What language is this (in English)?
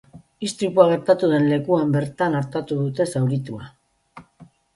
Basque